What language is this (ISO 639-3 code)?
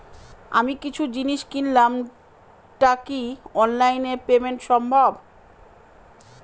ben